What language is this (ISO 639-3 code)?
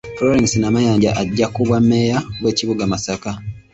lug